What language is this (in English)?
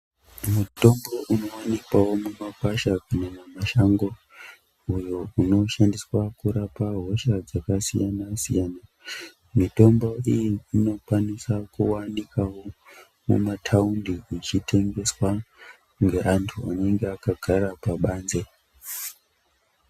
Ndau